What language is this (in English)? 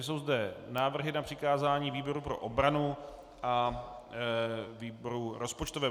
Czech